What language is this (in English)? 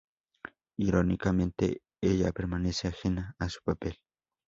Spanish